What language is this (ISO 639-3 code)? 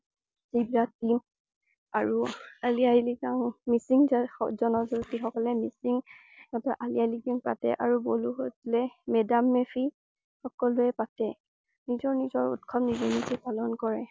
asm